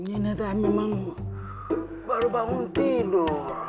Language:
Indonesian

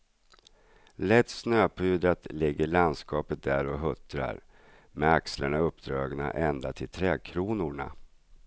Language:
Swedish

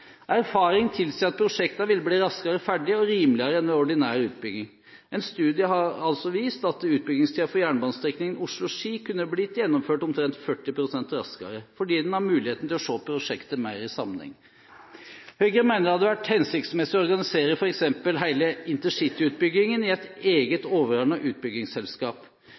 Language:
Norwegian Bokmål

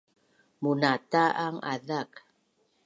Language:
Bunun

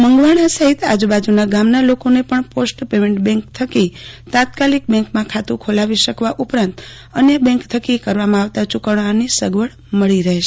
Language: Gujarati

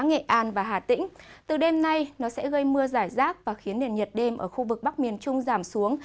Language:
Vietnamese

